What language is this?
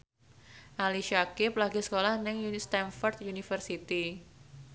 Javanese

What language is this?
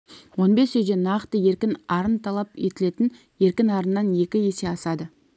Kazakh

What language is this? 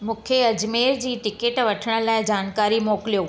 Sindhi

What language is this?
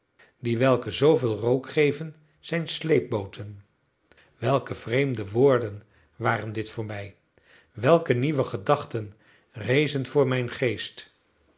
Dutch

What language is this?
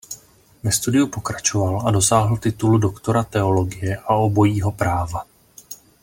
Czech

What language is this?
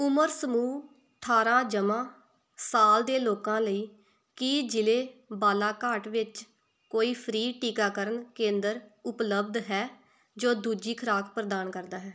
Punjabi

